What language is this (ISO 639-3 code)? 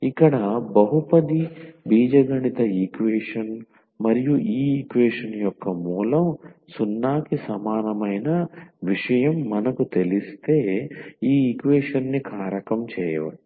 tel